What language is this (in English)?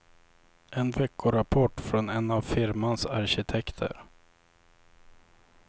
Swedish